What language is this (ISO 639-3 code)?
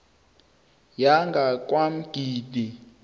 nbl